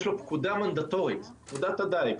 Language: Hebrew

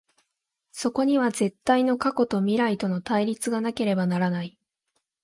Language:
Japanese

